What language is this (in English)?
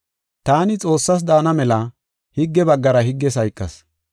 Gofa